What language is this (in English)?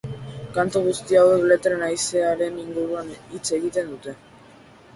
Basque